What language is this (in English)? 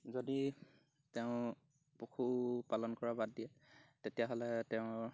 Assamese